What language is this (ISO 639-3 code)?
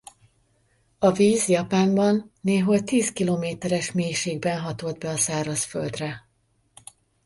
hun